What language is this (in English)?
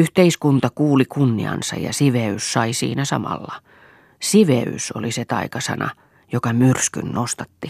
Finnish